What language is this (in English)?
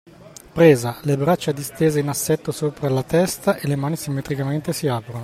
Italian